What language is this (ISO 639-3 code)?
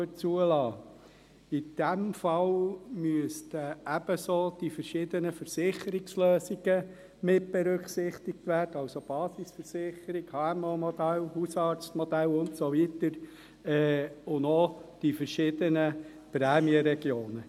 gsw